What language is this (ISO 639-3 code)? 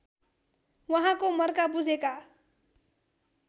nep